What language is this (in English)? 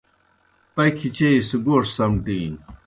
Kohistani Shina